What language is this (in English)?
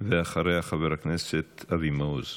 Hebrew